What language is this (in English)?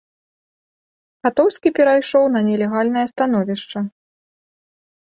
Belarusian